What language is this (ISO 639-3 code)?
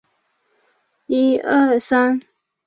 zho